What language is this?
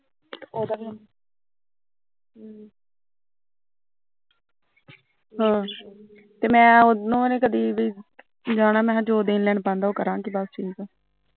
Punjabi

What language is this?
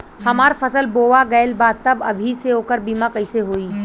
Bhojpuri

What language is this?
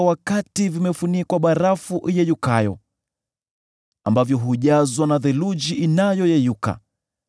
Swahili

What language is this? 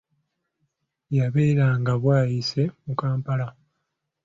Ganda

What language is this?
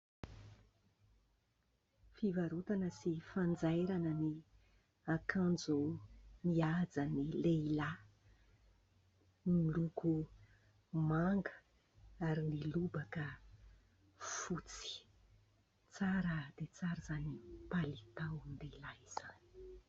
Malagasy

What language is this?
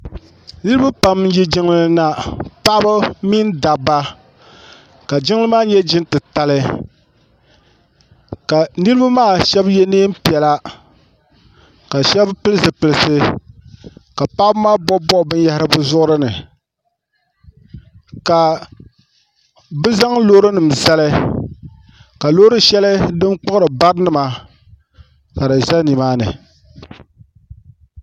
Dagbani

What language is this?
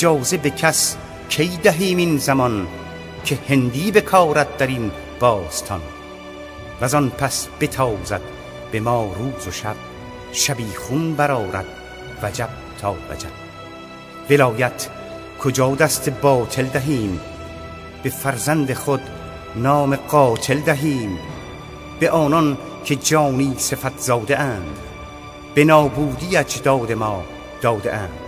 Persian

